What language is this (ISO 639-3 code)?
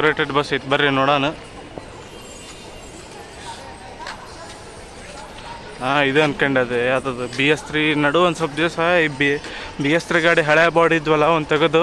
kan